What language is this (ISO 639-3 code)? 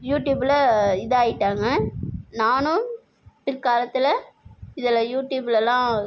tam